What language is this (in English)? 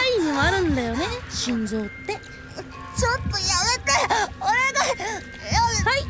Japanese